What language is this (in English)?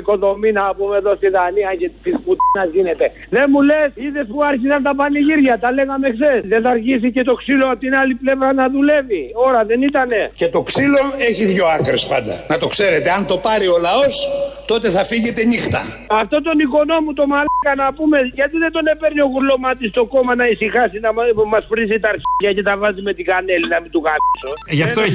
Greek